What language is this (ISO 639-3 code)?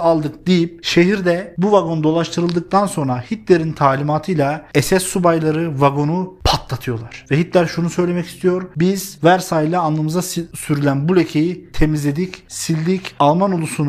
tur